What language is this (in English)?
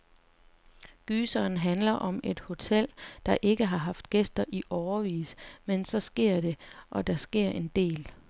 Danish